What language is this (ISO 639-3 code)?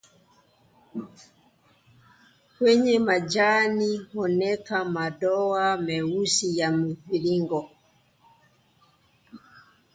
eng